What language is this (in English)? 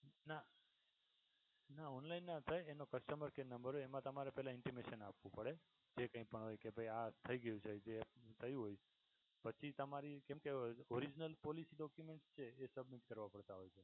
Gujarati